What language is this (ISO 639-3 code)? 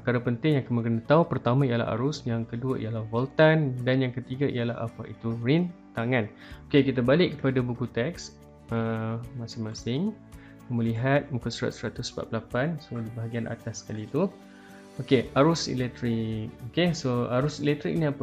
msa